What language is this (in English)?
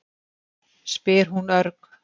Icelandic